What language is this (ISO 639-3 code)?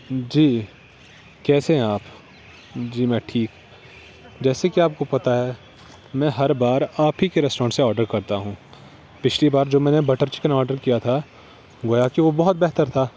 urd